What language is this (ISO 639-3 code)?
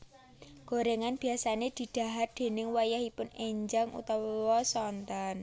jav